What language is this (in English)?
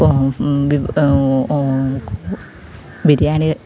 Malayalam